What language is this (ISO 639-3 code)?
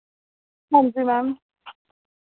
doi